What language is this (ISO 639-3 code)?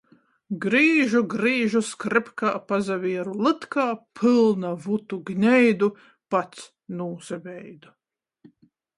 ltg